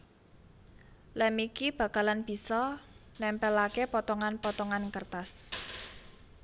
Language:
Javanese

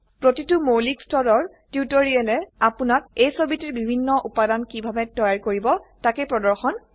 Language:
Assamese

